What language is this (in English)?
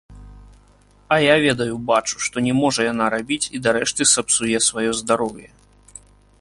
Belarusian